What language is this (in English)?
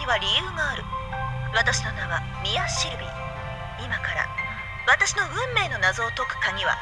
Japanese